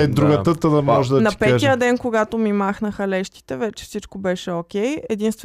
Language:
Bulgarian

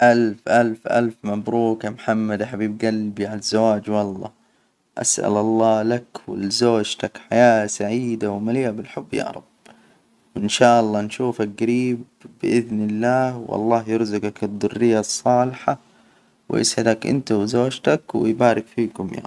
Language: Hijazi Arabic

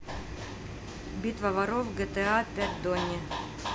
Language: Russian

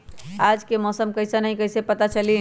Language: Magahi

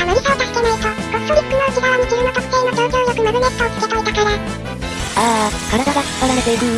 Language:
Japanese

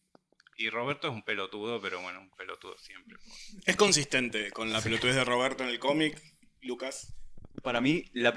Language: Spanish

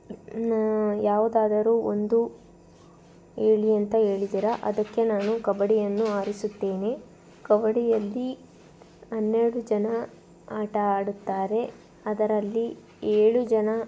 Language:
Kannada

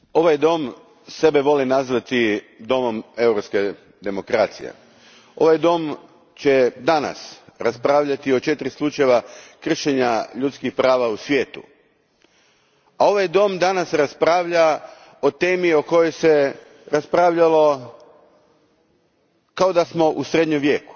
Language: Croatian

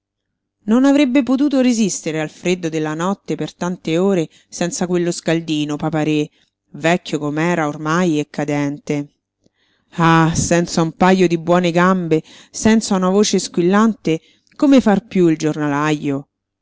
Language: Italian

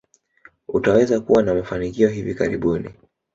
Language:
Swahili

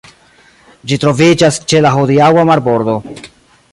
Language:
Esperanto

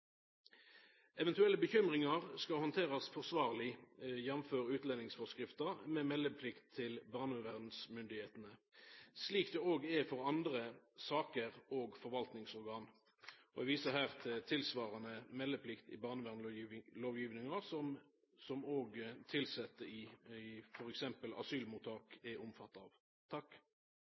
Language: Norwegian Nynorsk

